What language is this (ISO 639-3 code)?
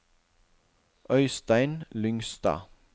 nor